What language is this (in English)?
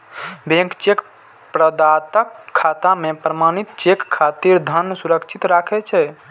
Maithili